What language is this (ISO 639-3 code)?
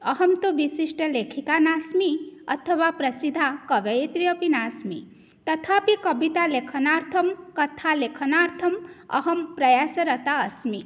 san